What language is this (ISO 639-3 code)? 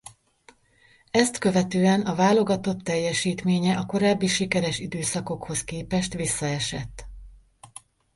hun